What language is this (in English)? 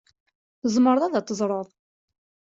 Kabyle